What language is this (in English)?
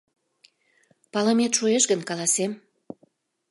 Mari